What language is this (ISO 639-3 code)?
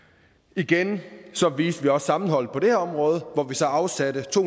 dan